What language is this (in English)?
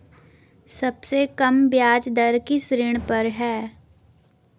Hindi